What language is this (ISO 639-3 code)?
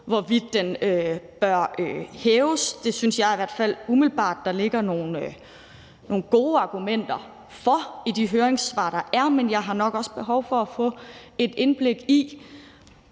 dan